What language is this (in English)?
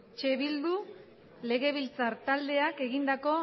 Basque